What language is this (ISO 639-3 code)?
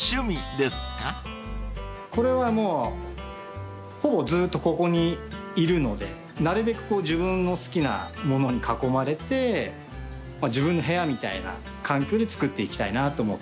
jpn